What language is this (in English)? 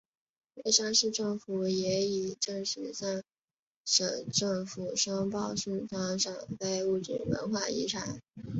Chinese